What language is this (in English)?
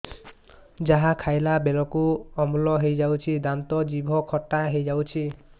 Odia